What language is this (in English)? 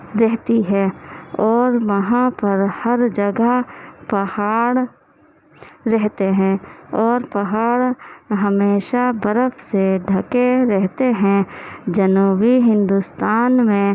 Urdu